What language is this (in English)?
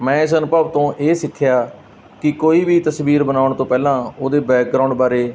Punjabi